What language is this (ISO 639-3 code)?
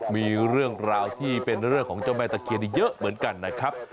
tha